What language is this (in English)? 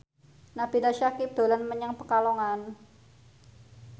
Javanese